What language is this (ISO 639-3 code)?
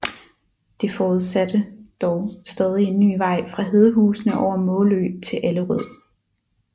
dan